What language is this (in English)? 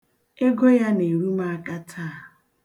Igbo